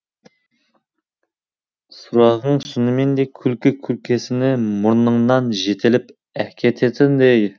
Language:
Kazakh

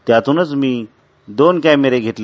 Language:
Marathi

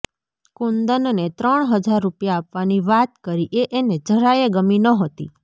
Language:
Gujarati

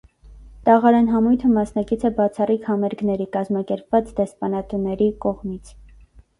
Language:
Armenian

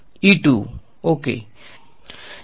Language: Gujarati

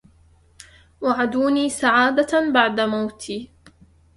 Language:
Arabic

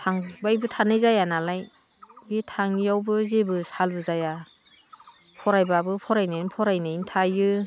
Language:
Bodo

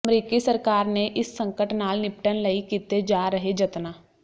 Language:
Punjabi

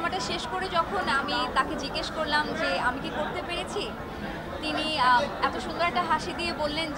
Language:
Romanian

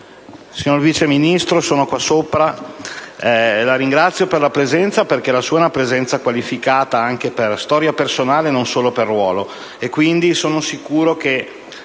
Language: Italian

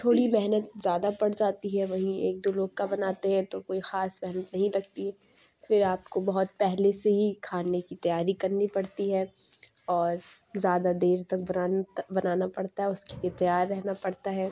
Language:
Urdu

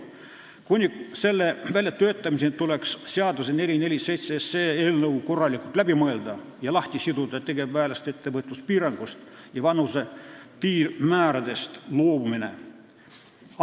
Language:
Estonian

